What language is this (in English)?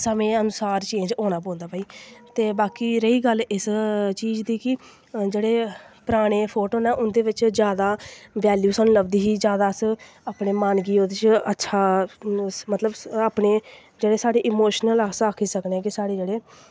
Dogri